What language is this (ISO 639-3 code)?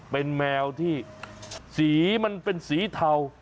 tha